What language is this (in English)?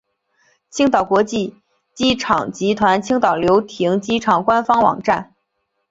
Chinese